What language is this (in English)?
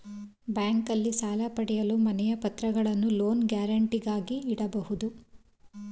Kannada